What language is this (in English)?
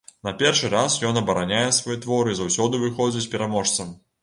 Belarusian